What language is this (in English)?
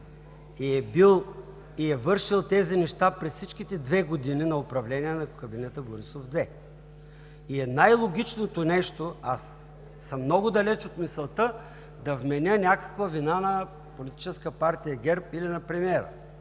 Bulgarian